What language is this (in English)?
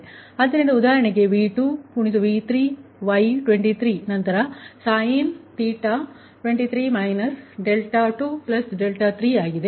Kannada